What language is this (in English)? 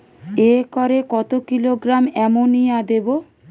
Bangla